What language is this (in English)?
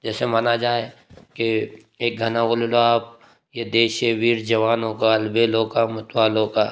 Hindi